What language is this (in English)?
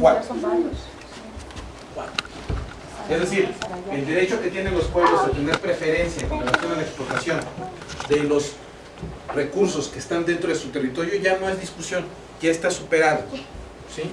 Spanish